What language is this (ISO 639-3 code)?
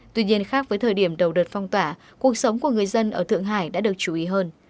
vie